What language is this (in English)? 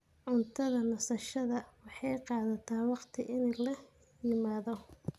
Somali